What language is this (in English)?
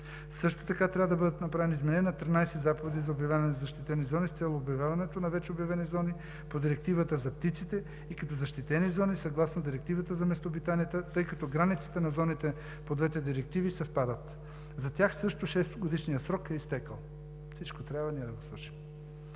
Bulgarian